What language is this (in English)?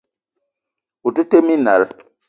Eton (Cameroon)